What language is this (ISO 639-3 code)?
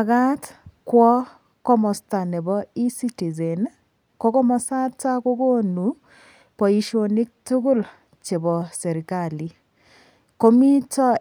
kln